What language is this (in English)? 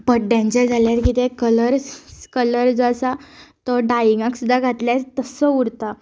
Konkani